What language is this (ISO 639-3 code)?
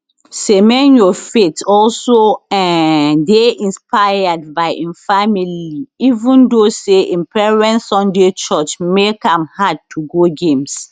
pcm